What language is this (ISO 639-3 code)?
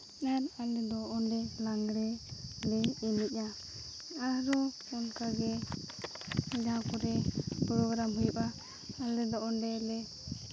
sat